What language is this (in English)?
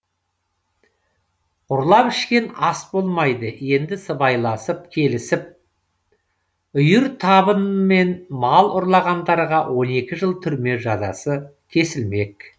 Kazakh